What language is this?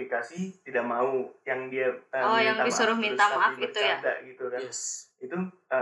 Indonesian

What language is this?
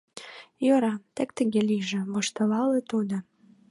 Mari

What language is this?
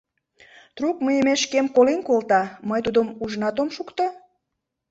Mari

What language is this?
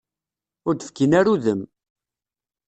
Kabyle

